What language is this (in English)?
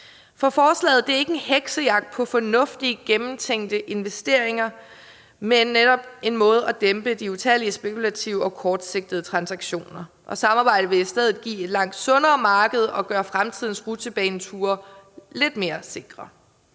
Danish